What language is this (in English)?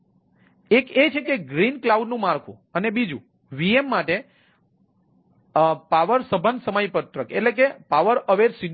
Gujarati